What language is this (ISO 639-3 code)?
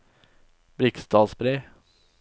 nor